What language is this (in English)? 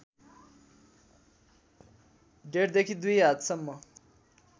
Nepali